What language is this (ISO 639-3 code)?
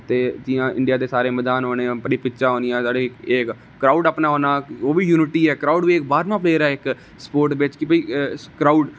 doi